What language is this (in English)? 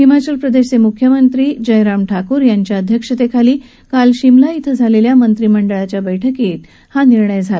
Marathi